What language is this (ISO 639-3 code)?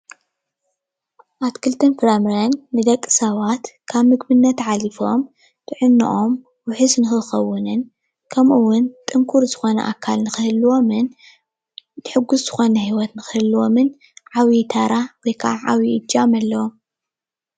tir